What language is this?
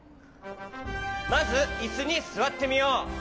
Japanese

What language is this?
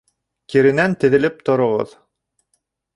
Bashkir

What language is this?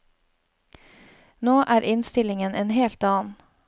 Norwegian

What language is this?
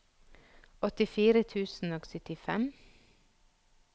Norwegian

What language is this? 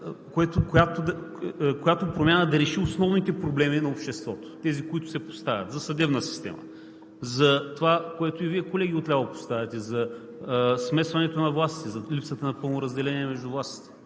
Bulgarian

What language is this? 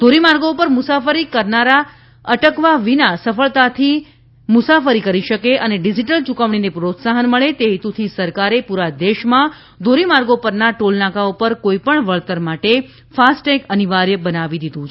Gujarati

